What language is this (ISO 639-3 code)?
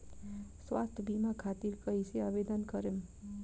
bho